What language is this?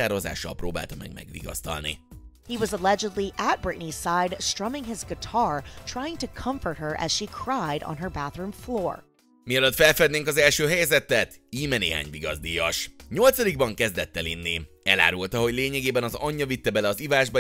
Hungarian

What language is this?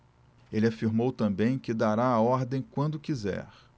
Portuguese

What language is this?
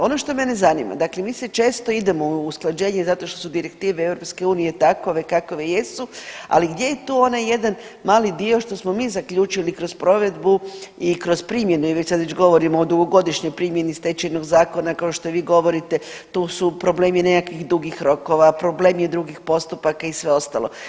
Croatian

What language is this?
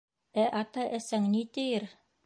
Bashkir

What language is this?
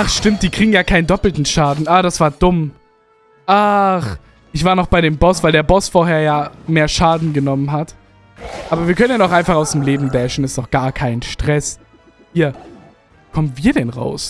German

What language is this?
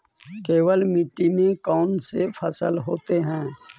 Magahi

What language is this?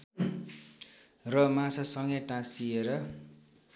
Nepali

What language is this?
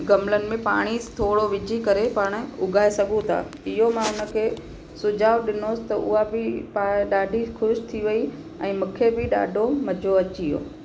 Sindhi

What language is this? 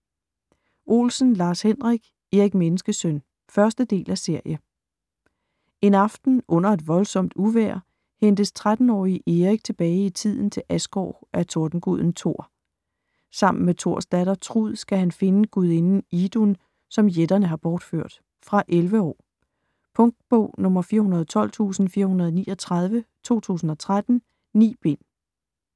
Danish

